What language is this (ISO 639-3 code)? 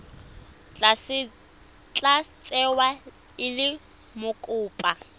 tsn